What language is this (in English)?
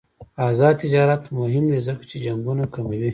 Pashto